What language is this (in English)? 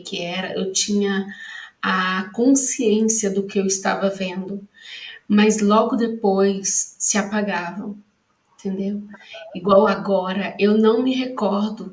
Portuguese